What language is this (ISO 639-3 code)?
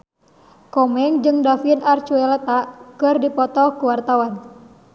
sun